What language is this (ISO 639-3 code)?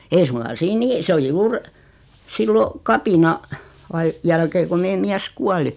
fin